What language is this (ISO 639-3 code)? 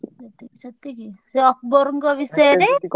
ori